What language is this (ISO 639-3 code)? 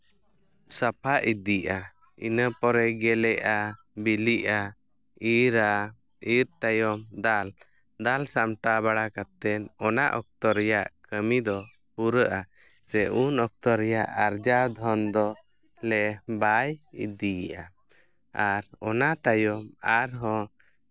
sat